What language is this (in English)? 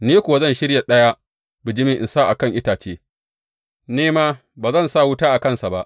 Hausa